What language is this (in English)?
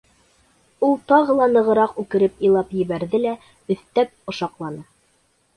Bashkir